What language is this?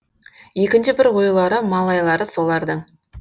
Kazakh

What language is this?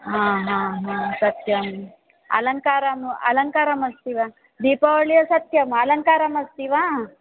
Sanskrit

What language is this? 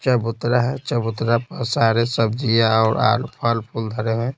Hindi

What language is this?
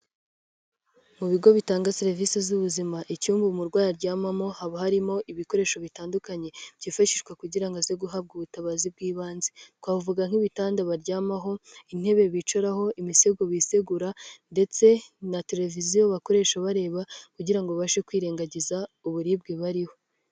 Kinyarwanda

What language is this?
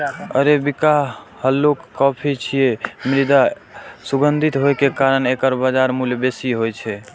Maithili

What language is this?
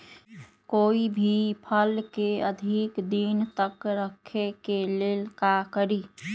Magahi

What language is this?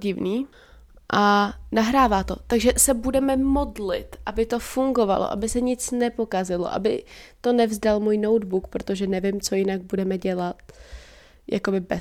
Czech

